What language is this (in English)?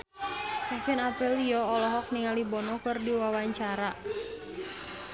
Sundanese